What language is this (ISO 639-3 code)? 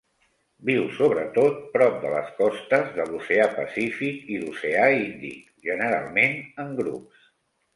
cat